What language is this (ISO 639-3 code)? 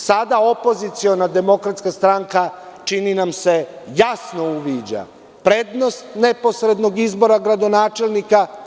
srp